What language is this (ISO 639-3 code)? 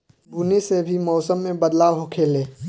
bho